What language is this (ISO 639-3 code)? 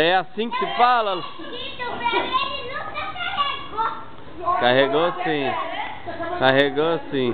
por